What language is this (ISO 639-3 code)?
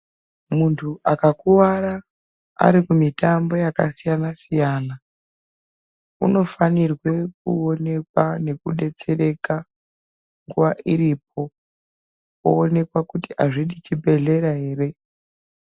ndc